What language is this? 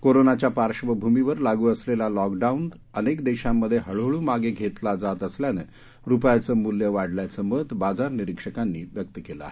Marathi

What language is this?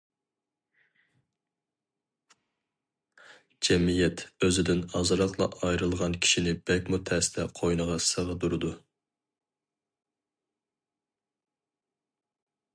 Uyghur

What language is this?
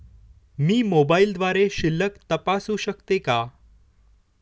Marathi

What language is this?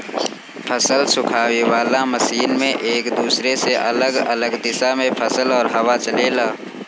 Bhojpuri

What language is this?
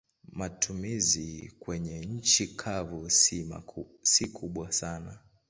Swahili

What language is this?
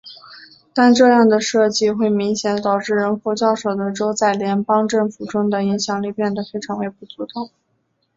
Chinese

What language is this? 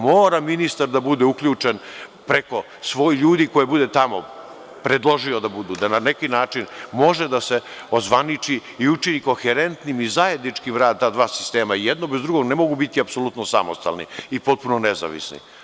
Serbian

